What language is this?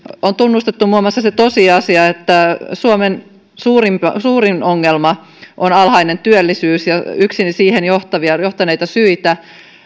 Finnish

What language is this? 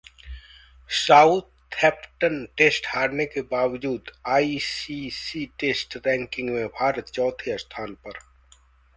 Hindi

